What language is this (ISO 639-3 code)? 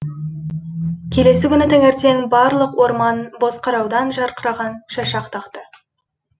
kaz